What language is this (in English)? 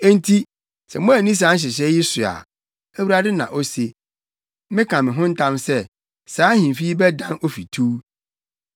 Akan